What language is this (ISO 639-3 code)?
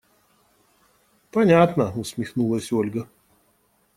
rus